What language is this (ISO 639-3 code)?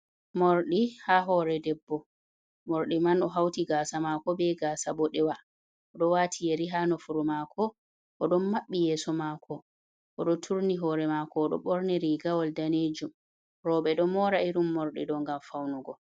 ful